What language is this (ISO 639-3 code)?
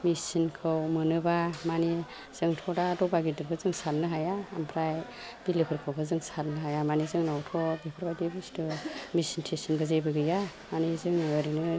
brx